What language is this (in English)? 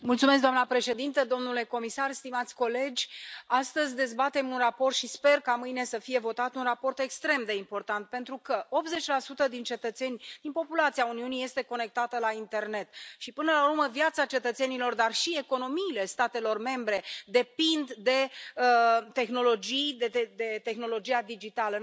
Romanian